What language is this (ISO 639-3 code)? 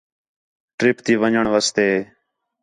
xhe